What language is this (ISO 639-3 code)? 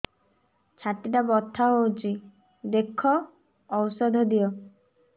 ori